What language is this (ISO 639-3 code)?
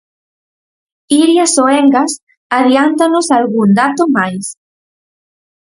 glg